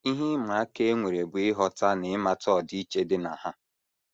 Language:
Igbo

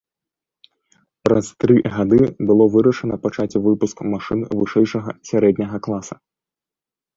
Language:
Belarusian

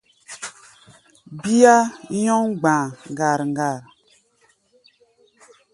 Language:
Gbaya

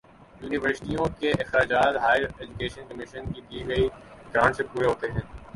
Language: Urdu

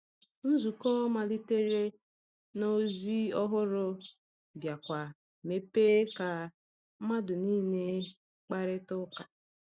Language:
Igbo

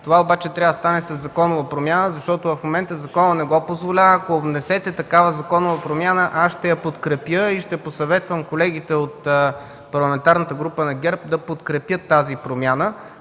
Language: Bulgarian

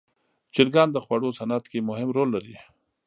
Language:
Pashto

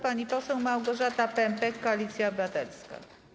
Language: Polish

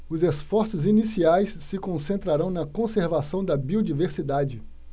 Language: Portuguese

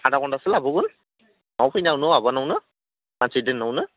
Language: Bodo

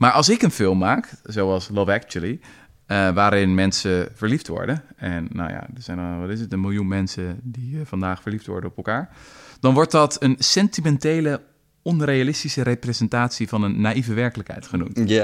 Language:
Dutch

